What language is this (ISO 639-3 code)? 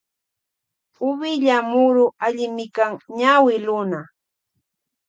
qvj